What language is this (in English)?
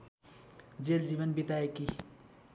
Nepali